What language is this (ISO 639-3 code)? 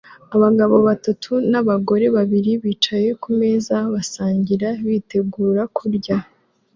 kin